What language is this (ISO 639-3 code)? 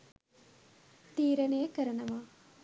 sin